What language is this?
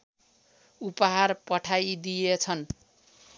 Nepali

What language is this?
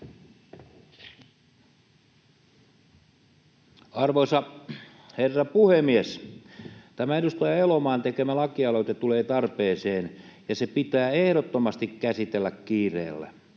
Finnish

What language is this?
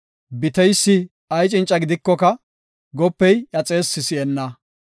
Gofa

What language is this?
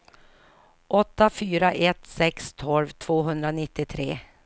Swedish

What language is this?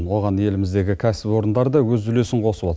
Kazakh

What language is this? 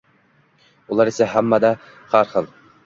Uzbek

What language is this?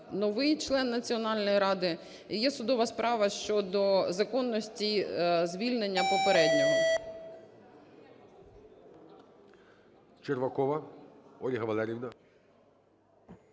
Ukrainian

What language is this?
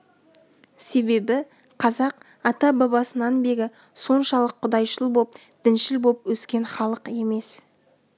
Kazakh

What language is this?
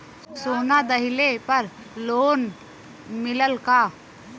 Bhojpuri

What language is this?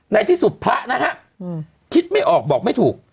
Thai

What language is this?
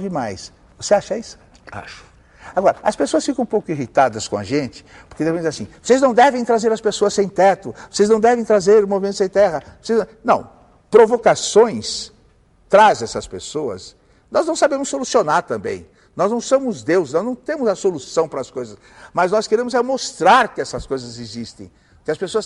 Portuguese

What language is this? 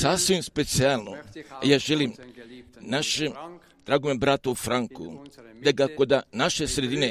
Croatian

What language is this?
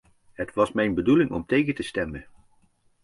Dutch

